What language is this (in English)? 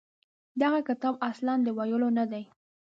Pashto